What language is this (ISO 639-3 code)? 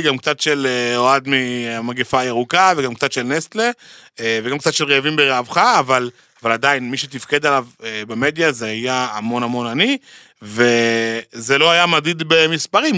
heb